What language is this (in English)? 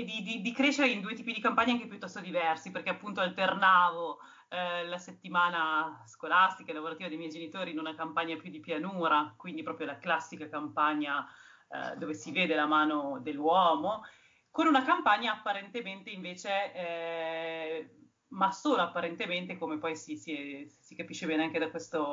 Italian